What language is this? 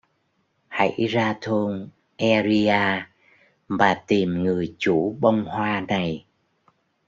Vietnamese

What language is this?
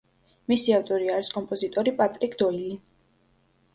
Georgian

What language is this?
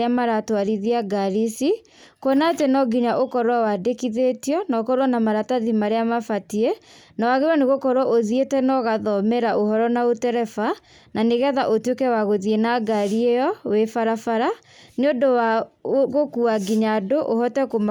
Kikuyu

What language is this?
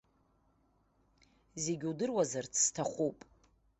Abkhazian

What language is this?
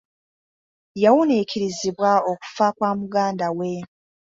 Ganda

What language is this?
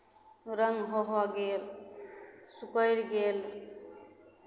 Maithili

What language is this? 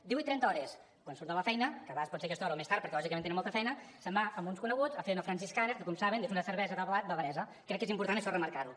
Catalan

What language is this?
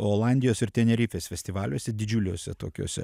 Lithuanian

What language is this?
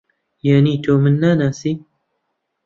Central Kurdish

